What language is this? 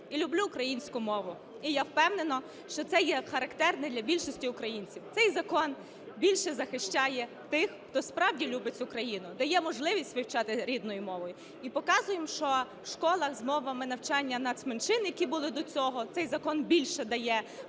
Ukrainian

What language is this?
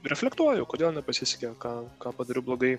Lithuanian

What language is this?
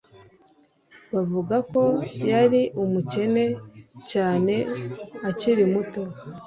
Kinyarwanda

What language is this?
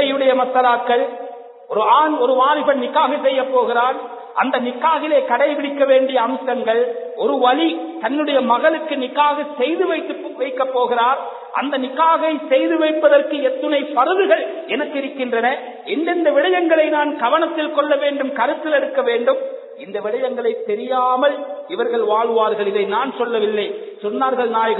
Arabic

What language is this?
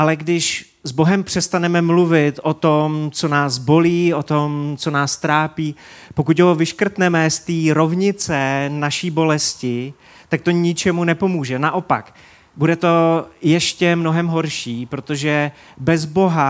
Czech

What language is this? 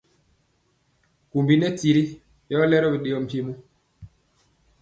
Mpiemo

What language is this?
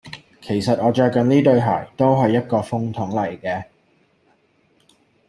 Cantonese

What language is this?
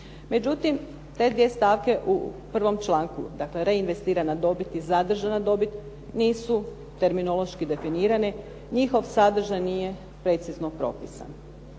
Croatian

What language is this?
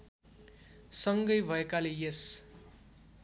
Nepali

